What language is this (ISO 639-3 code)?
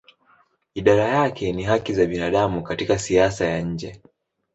swa